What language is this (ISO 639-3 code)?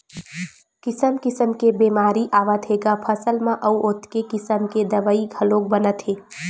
hne